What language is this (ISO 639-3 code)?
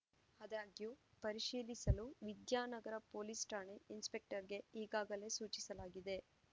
kan